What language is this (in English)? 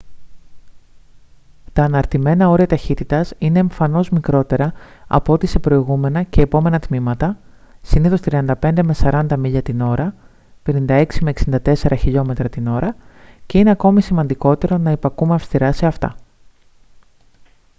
Greek